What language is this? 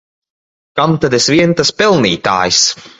Latvian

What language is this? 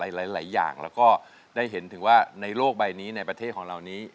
Thai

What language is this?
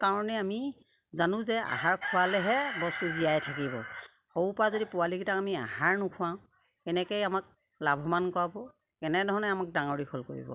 Assamese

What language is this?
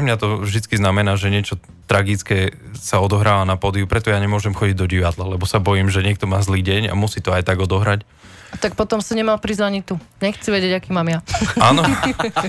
Slovak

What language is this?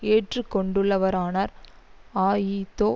Tamil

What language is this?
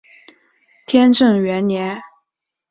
Chinese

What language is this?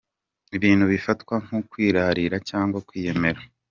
Kinyarwanda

